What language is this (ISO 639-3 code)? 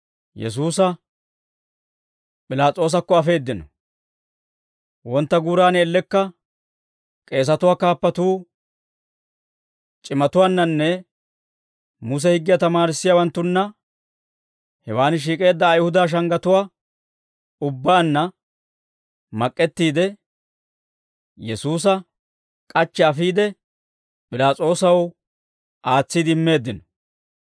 dwr